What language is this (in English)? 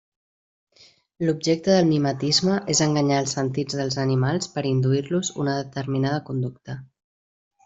Catalan